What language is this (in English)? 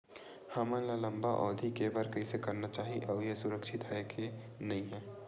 Chhattisgarhi